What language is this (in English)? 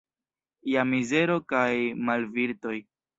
Esperanto